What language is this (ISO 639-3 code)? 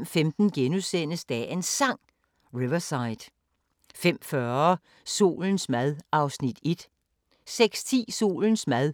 dan